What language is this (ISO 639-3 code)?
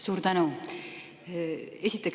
est